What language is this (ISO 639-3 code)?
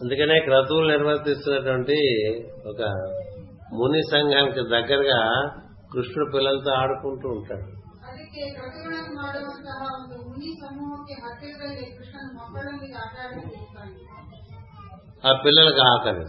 tel